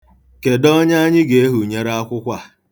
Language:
Igbo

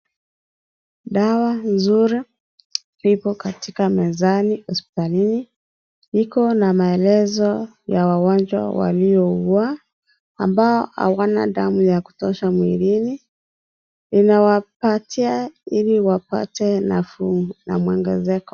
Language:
Swahili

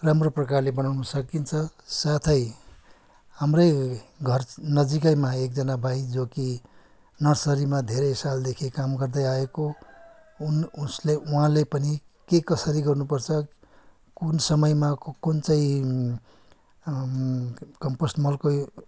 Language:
Nepali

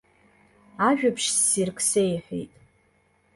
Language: Abkhazian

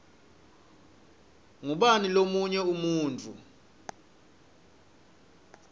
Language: Swati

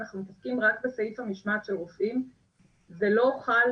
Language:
Hebrew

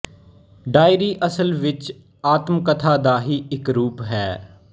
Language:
Punjabi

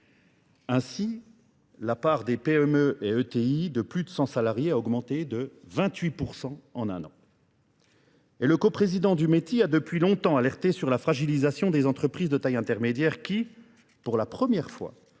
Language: French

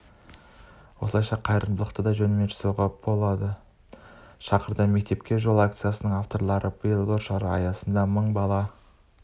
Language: Kazakh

